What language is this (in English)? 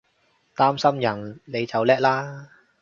Cantonese